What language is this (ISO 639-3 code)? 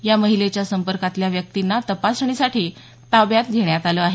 mar